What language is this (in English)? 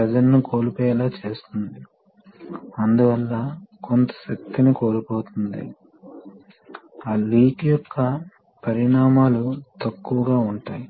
Telugu